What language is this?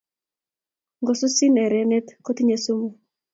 Kalenjin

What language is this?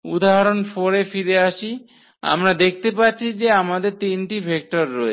Bangla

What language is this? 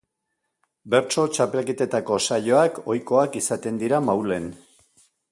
Basque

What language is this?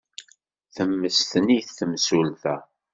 Kabyle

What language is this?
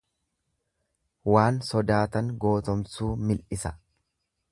Oromo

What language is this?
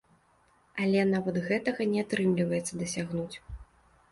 Belarusian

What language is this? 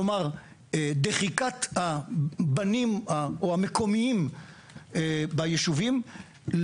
Hebrew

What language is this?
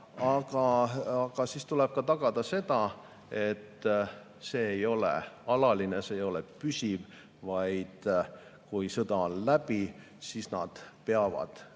Estonian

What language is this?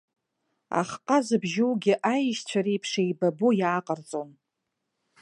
Abkhazian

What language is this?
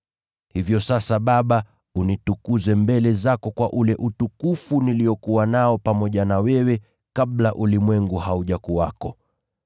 Swahili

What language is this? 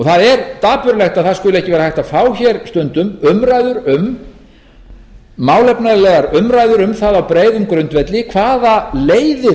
Icelandic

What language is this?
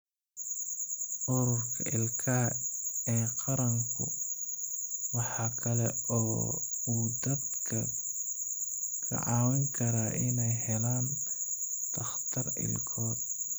Somali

